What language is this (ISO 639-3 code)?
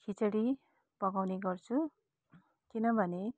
nep